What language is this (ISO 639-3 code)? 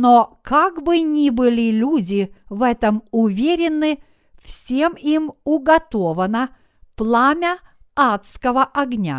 rus